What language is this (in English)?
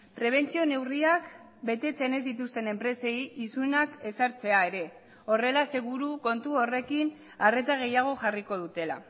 Basque